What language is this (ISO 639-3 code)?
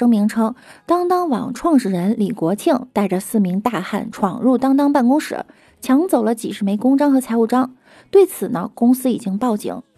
zho